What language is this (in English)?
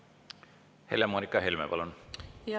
Estonian